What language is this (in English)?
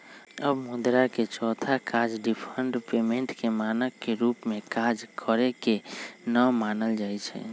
Magahi